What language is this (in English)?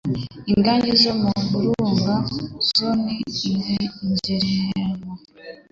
Kinyarwanda